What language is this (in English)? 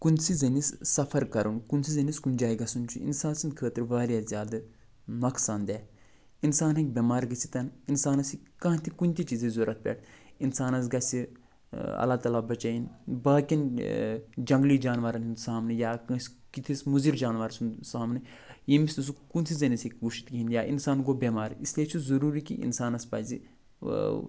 Kashmiri